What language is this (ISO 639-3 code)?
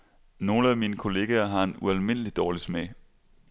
dan